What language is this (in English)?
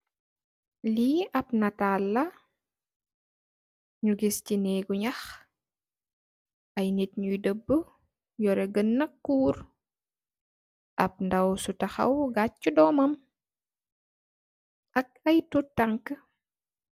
Wolof